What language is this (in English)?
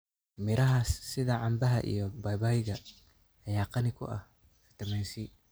Somali